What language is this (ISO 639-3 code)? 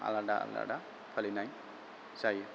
brx